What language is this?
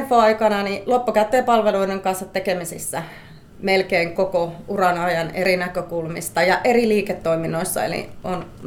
Finnish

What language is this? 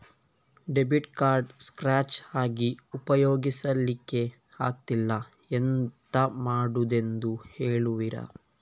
Kannada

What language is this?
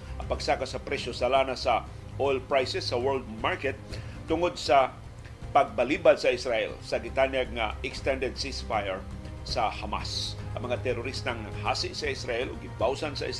Filipino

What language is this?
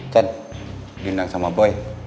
Indonesian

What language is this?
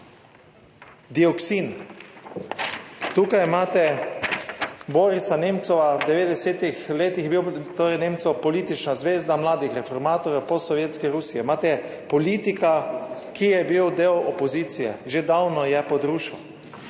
Slovenian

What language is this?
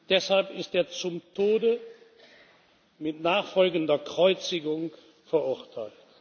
German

